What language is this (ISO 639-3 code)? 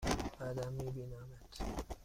fas